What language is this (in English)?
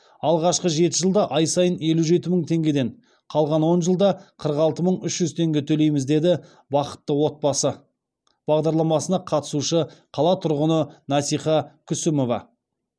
Kazakh